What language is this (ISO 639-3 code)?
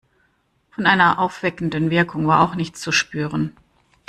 deu